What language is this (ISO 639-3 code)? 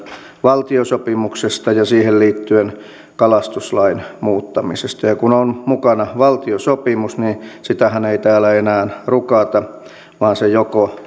fin